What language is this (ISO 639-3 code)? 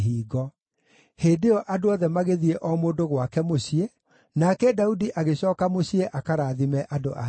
kik